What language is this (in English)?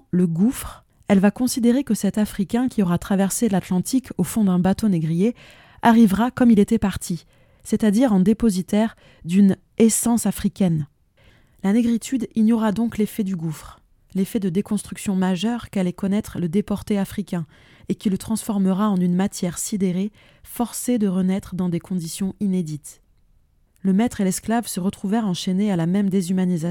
French